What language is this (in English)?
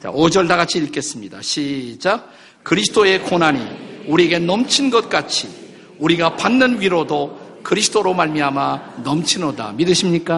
Korean